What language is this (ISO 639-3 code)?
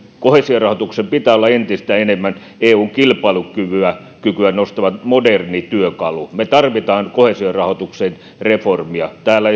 fin